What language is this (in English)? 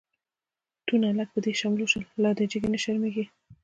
Pashto